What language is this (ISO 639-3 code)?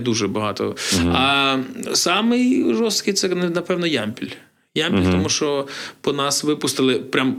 ukr